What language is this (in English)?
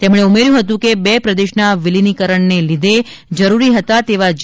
Gujarati